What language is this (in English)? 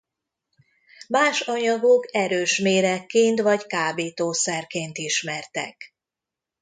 Hungarian